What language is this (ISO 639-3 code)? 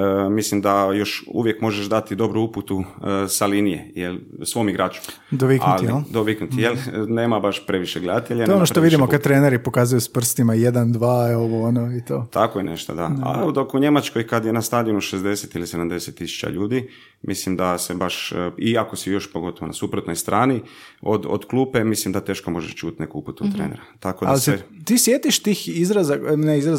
hrv